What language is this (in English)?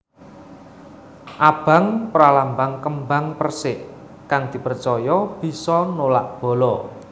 Javanese